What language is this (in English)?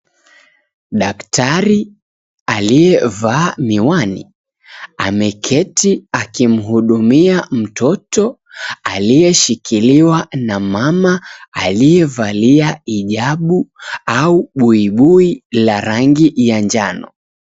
Swahili